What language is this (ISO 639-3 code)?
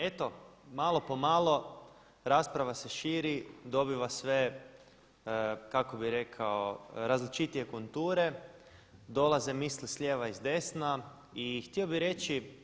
hrv